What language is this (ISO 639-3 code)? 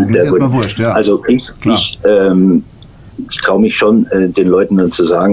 deu